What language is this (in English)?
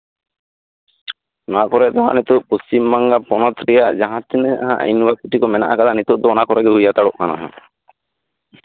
Santali